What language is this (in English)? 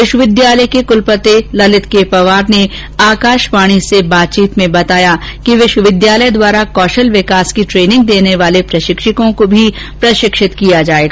Hindi